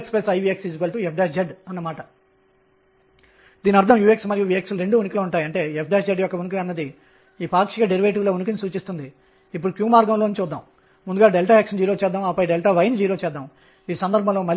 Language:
Telugu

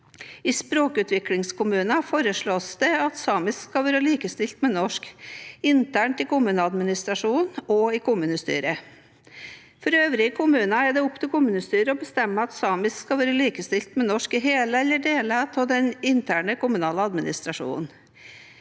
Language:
Norwegian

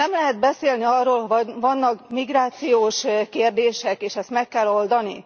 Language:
Hungarian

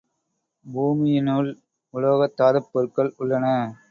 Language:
Tamil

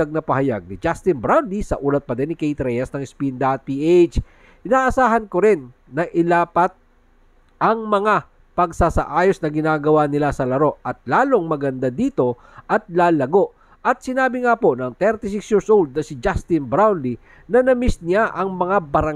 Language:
Filipino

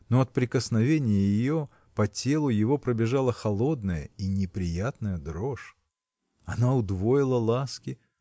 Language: Russian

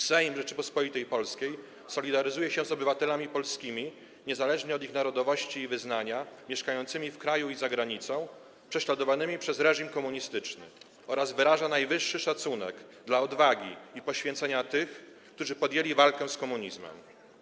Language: Polish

